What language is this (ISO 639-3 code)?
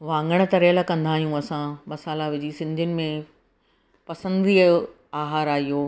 snd